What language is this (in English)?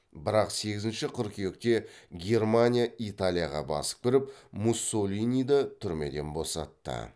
Kazakh